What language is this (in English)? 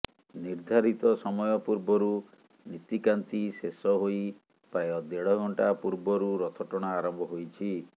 Odia